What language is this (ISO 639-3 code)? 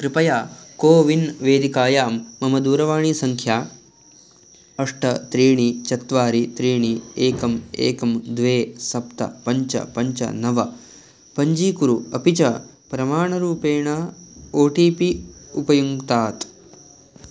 san